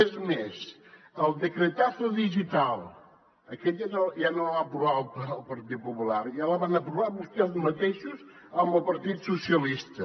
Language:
Catalan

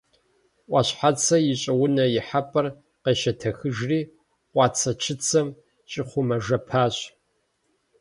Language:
Kabardian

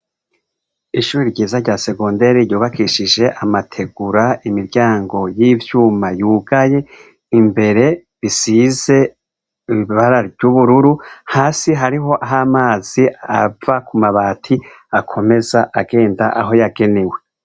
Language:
Rundi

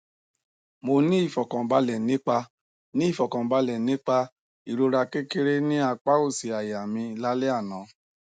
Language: Yoruba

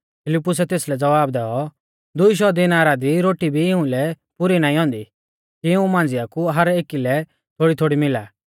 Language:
Mahasu Pahari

